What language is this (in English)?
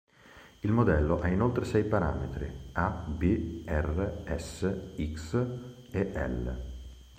Italian